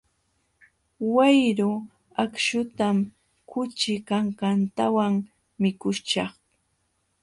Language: Jauja Wanca Quechua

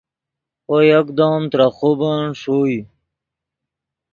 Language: Yidgha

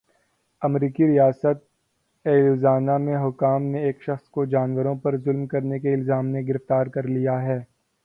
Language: Urdu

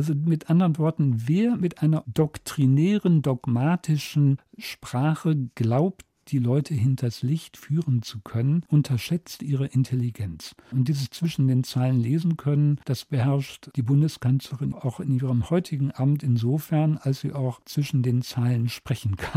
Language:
German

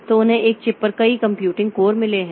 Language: Hindi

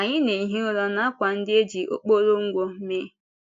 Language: Igbo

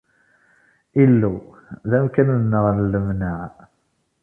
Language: Kabyle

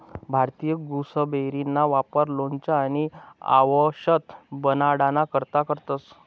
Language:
Marathi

